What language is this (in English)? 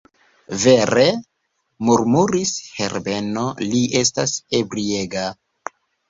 Esperanto